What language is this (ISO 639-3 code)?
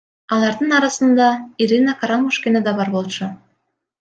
kir